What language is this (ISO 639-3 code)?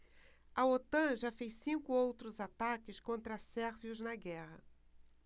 por